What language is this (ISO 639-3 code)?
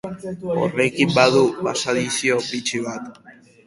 eus